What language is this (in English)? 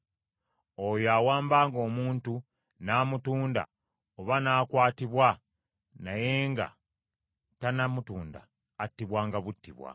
Ganda